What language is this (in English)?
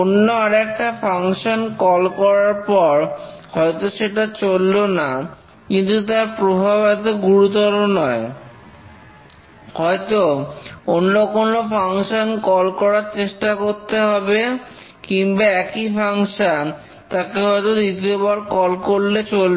Bangla